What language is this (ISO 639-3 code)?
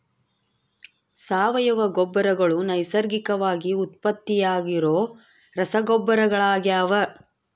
kan